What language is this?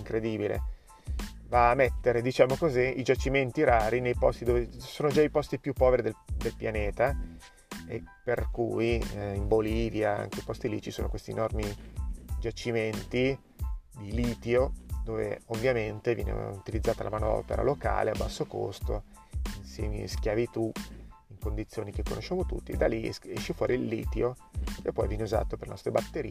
Italian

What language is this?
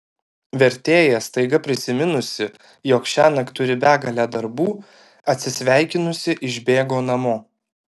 Lithuanian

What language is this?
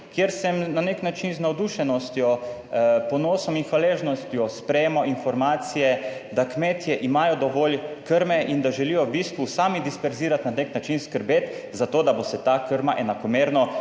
Slovenian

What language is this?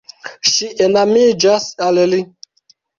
Esperanto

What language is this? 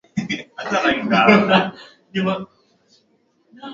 Swahili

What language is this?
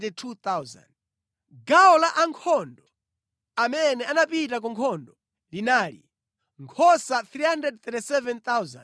Nyanja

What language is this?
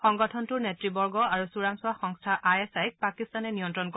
Assamese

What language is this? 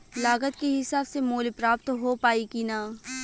Bhojpuri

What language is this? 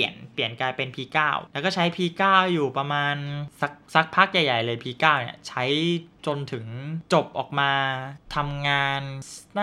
Thai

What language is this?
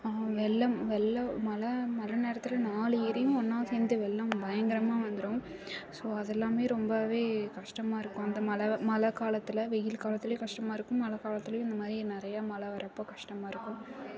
Tamil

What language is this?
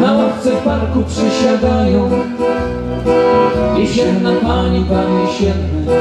Polish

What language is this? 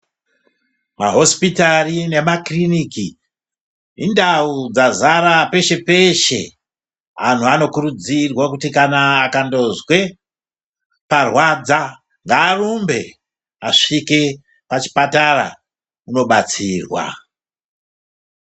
Ndau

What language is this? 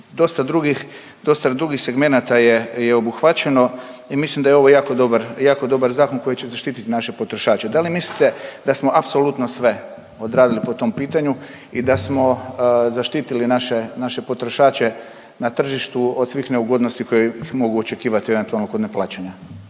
Croatian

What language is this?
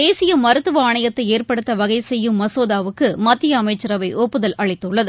Tamil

